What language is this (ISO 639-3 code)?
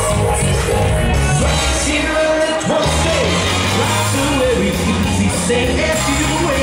eng